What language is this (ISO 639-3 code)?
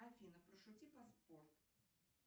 rus